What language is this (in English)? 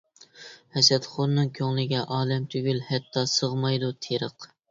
Uyghur